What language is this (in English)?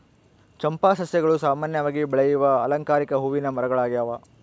Kannada